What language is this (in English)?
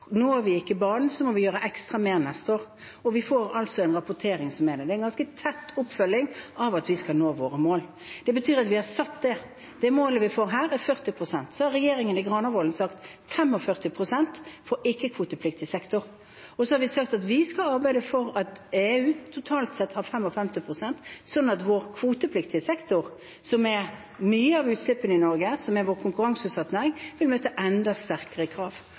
Norwegian Bokmål